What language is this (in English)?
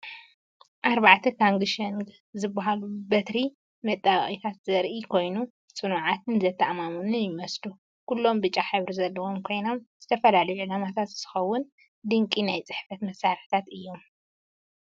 Tigrinya